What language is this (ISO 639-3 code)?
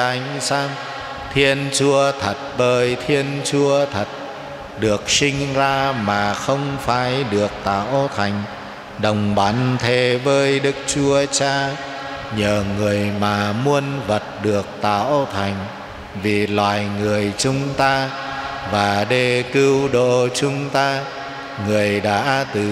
vie